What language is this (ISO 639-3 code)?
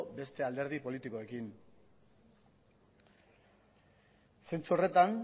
eus